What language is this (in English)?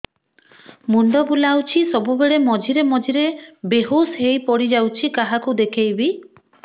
Odia